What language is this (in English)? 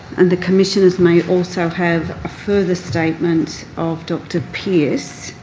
English